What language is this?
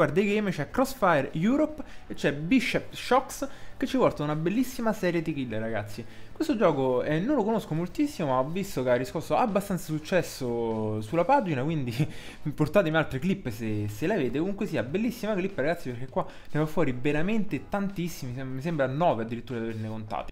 Italian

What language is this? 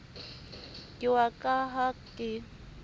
Southern Sotho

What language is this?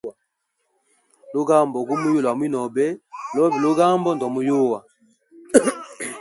Hemba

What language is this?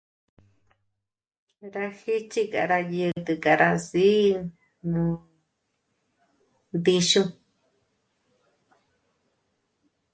Michoacán Mazahua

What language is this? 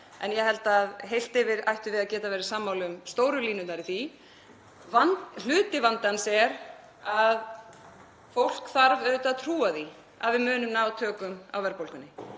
Icelandic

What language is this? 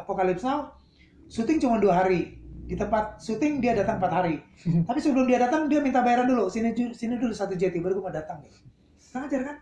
Indonesian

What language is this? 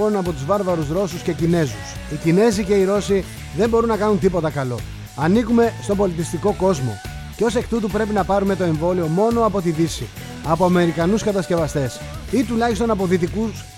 Greek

